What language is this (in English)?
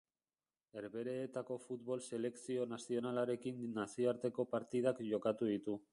Basque